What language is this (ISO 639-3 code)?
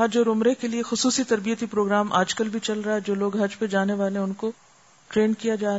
urd